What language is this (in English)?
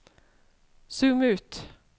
Norwegian